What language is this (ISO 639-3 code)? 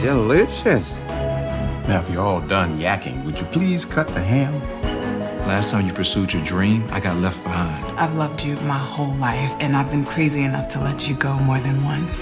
eng